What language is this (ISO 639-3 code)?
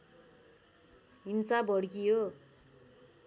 nep